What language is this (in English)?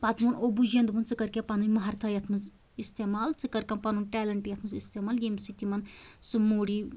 Kashmiri